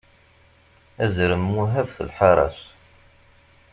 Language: Kabyle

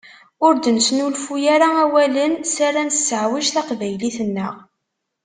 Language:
Kabyle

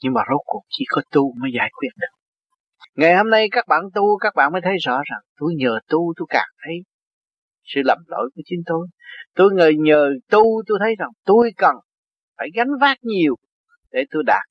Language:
Vietnamese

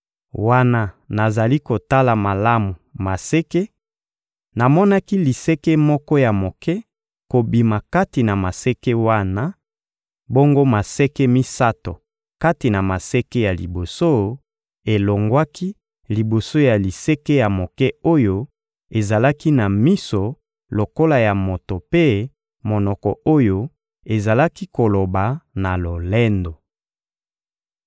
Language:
Lingala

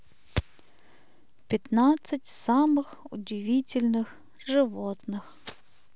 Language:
Russian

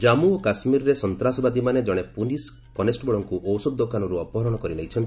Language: Odia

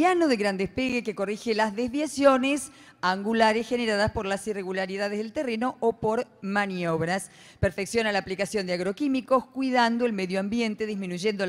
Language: Spanish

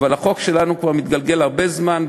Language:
Hebrew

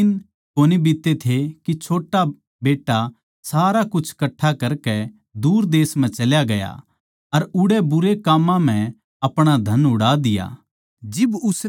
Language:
Haryanvi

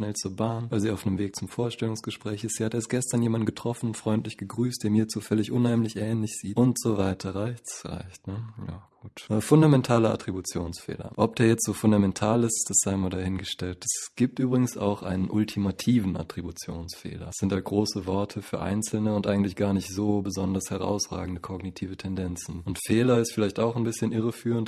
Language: German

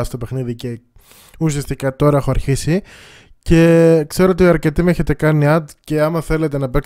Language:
Greek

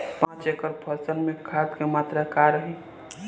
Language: Bhojpuri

